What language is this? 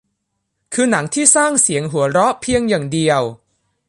Thai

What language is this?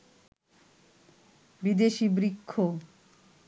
Bangla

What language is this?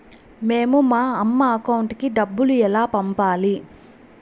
Telugu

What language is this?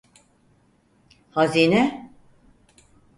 Turkish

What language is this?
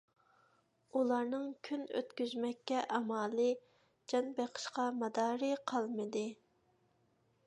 Uyghur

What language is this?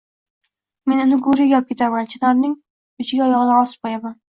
Uzbek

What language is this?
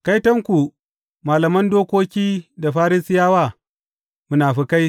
Hausa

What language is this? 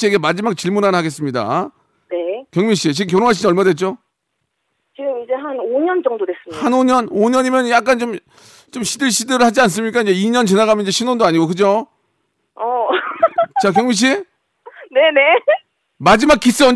Korean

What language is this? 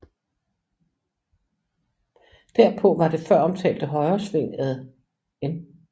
Danish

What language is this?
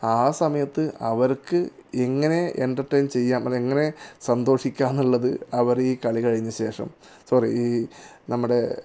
Malayalam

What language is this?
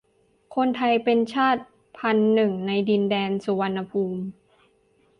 Thai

